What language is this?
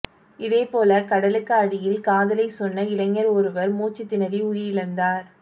Tamil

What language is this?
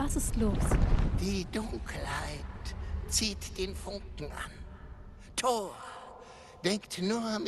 German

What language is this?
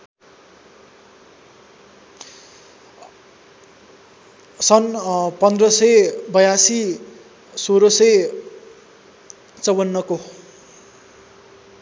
Nepali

